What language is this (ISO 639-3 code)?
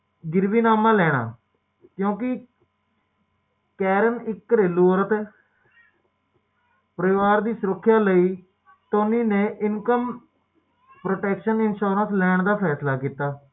pan